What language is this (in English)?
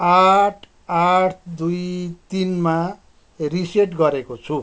Nepali